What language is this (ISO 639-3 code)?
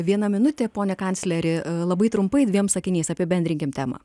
lit